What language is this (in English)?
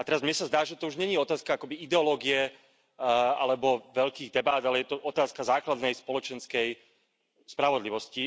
Slovak